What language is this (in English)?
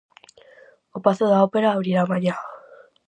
Galician